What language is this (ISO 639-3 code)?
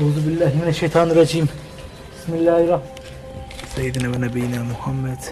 tur